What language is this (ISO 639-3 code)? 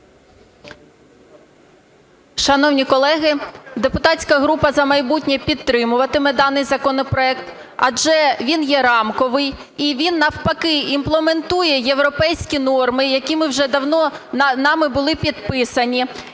ukr